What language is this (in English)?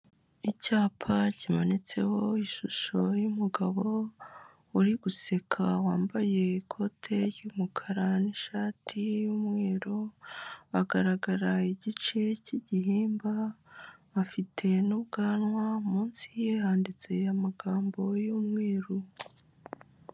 Kinyarwanda